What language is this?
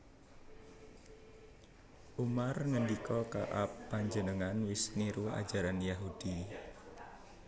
Javanese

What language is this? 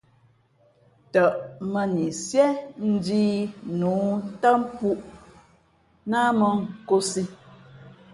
Fe'fe'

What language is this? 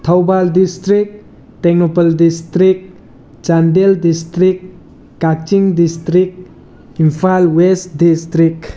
Manipuri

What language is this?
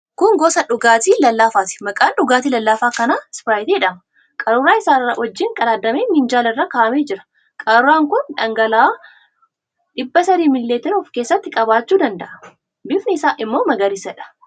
Oromo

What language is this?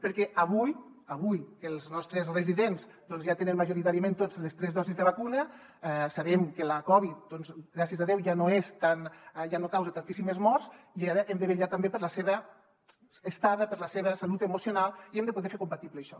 Catalan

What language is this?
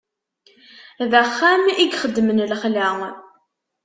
Kabyle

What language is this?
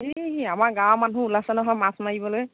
Assamese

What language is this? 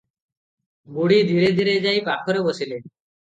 Odia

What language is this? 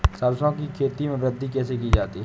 Hindi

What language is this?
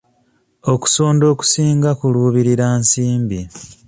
Ganda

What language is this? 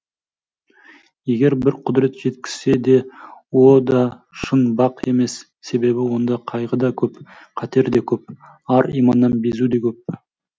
Kazakh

